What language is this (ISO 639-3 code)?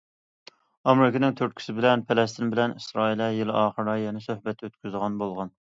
uig